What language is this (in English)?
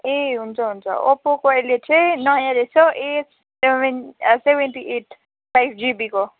Nepali